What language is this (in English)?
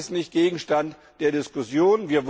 German